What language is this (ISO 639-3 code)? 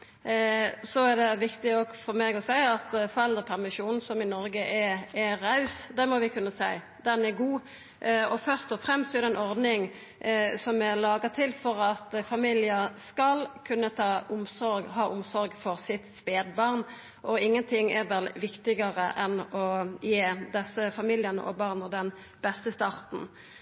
nno